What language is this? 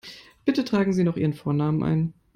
German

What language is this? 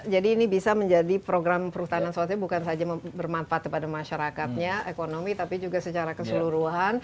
Indonesian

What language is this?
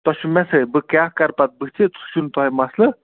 Kashmiri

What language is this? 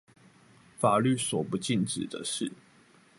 Chinese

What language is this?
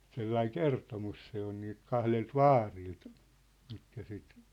Finnish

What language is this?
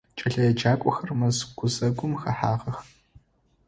Adyghe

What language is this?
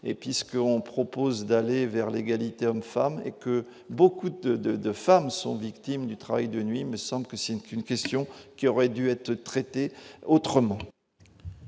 French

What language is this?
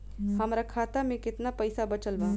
Bhojpuri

